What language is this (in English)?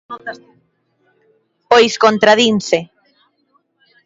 Galician